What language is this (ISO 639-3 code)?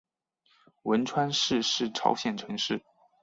zho